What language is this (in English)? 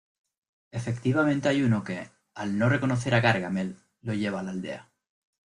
Spanish